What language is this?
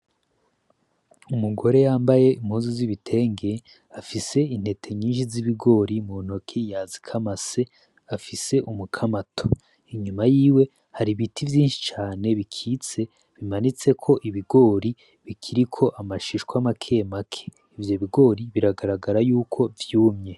Rundi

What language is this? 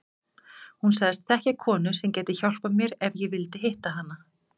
Icelandic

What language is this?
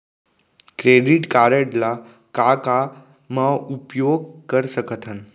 Chhattisgarhi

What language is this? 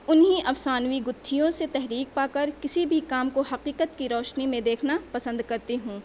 Urdu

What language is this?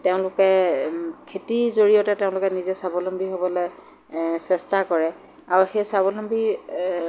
Assamese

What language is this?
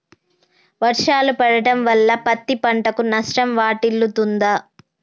Telugu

